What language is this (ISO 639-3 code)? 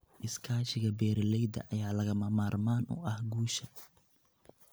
som